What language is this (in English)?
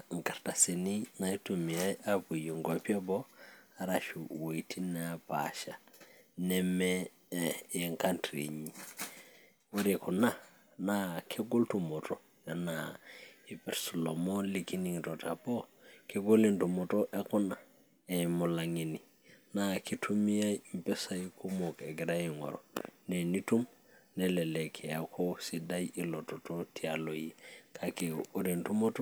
Masai